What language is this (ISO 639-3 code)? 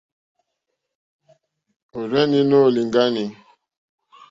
bri